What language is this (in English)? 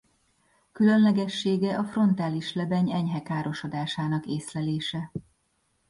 Hungarian